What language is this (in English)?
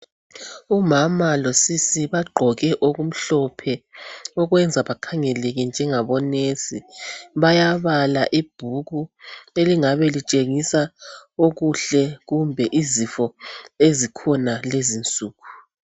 North Ndebele